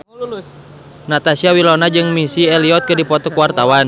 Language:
Sundanese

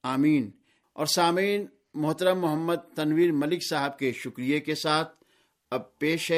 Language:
Urdu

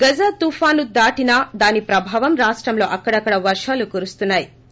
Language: Telugu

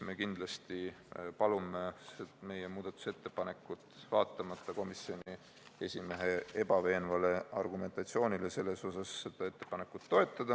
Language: Estonian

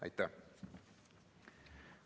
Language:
Estonian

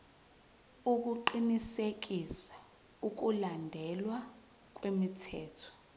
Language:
Zulu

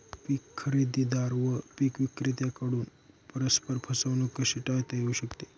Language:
Marathi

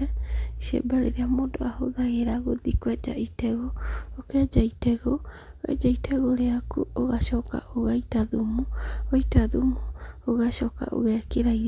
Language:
Kikuyu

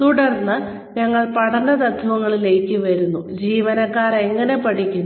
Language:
Malayalam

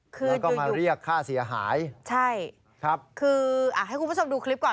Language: Thai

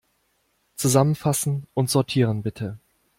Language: German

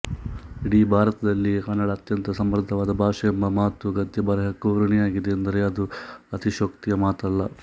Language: Kannada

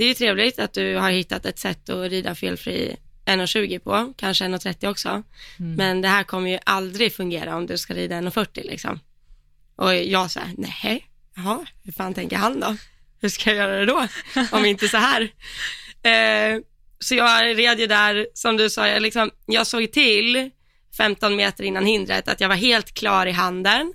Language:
Swedish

